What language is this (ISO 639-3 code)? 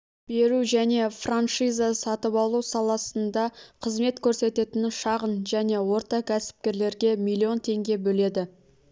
kaz